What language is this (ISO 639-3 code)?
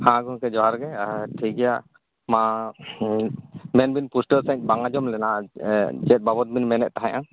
sat